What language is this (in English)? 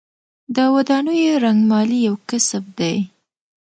Pashto